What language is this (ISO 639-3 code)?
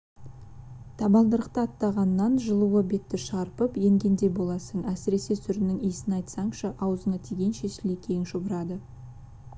kaz